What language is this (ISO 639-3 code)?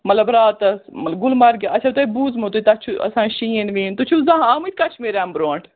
kas